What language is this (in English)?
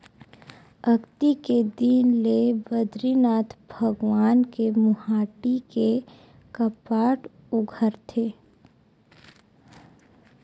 Chhattisgarhi